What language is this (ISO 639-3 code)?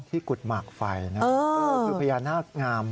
tha